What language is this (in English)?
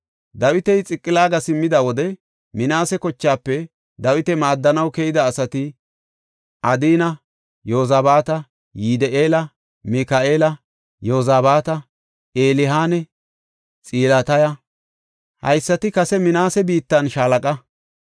Gofa